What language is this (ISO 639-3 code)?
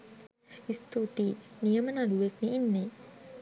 sin